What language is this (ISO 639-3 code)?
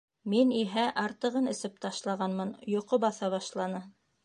bak